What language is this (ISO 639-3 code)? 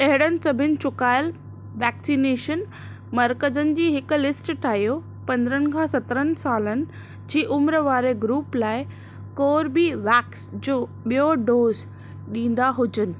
snd